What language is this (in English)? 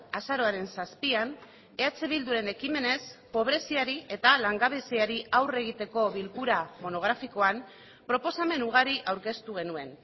Basque